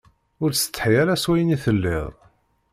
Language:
Kabyle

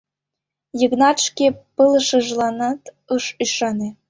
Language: Mari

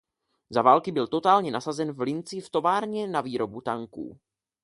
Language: Czech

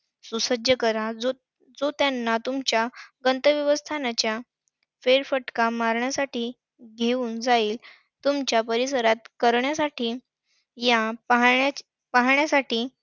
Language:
Marathi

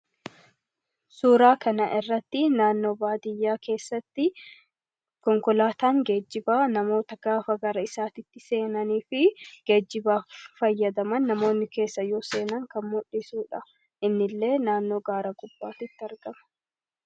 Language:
Oromo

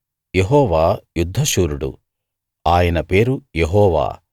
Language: Telugu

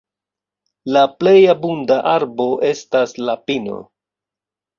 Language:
Esperanto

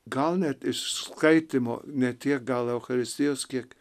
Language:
Lithuanian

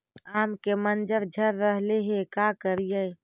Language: Magahi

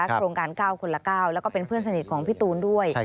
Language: Thai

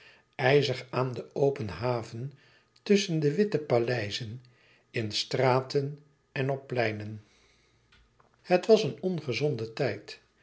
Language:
Dutch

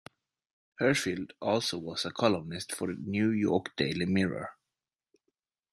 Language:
English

